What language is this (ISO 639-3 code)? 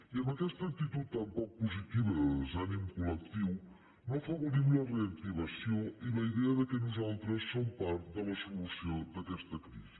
cat